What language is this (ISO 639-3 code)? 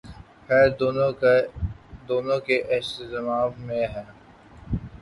urd